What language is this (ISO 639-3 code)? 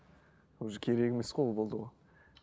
kaz